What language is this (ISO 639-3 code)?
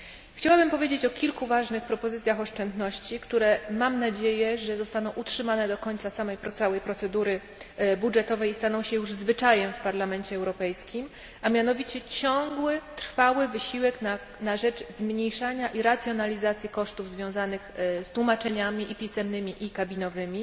pol